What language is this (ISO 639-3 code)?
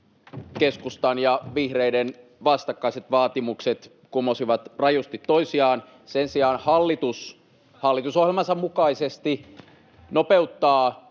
fin